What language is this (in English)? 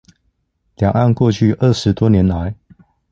Chinese